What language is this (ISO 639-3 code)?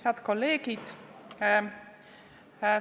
est